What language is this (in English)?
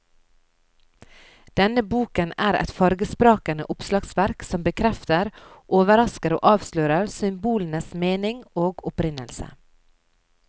Norwegian